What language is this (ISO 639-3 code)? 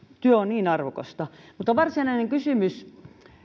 fin